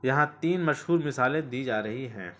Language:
Urdu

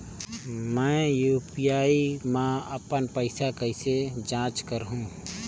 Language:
Chhattisgarhi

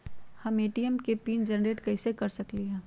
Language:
Magahi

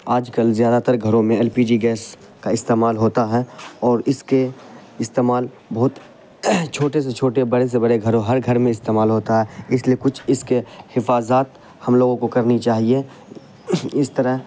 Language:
Urdu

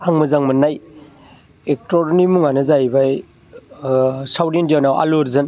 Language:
Bodo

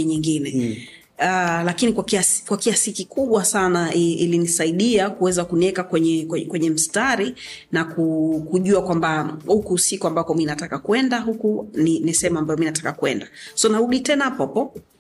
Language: Swahili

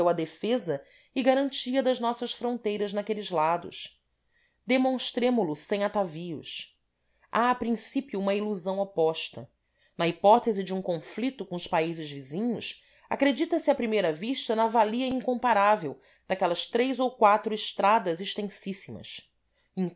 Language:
Portuguese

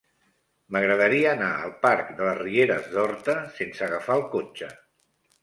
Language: Catalan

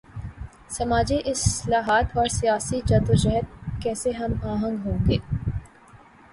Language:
Urdu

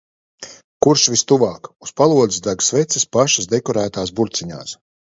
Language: Latvian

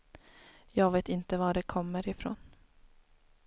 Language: Swedish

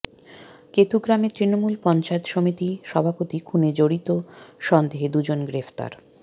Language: Bangla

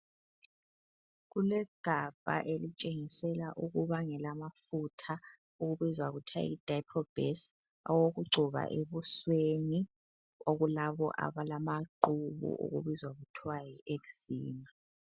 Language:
North Ndebele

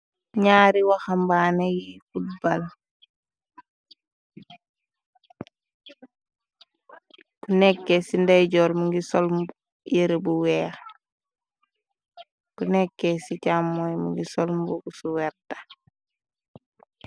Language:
Wolof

